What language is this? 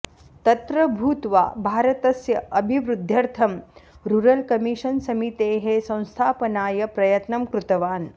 Sanskrit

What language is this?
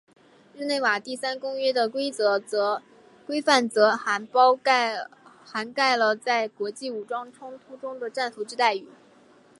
Chinese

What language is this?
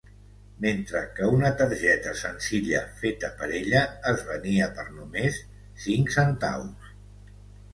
Catalan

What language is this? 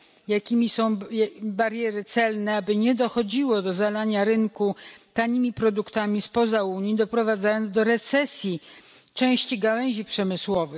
Polish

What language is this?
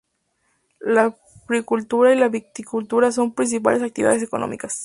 Spanish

